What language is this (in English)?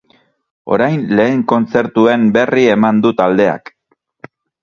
Basque